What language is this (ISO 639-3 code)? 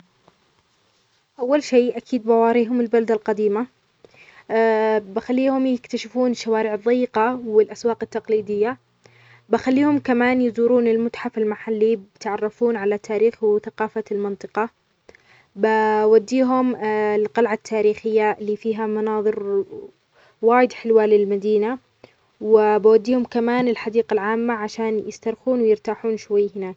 acx